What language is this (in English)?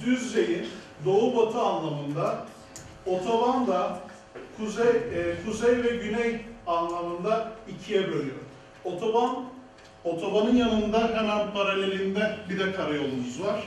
Turkish